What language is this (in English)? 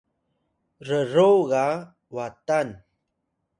Atayal